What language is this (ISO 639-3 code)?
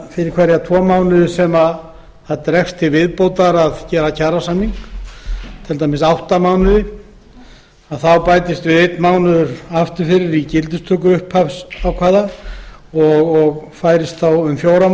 isl